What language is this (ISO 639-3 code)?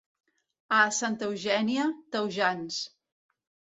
cat